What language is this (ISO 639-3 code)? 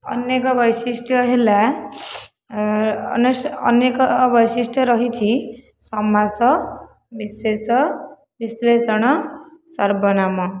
ori